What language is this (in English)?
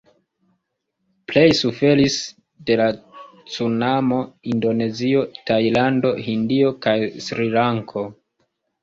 Esperanto